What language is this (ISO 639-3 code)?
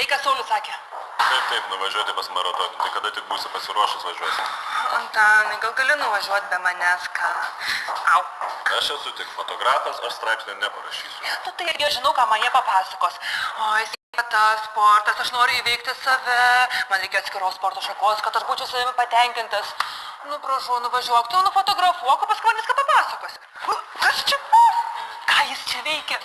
lit